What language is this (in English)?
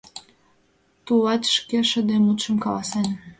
Mari